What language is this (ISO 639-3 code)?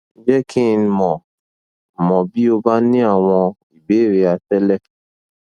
yor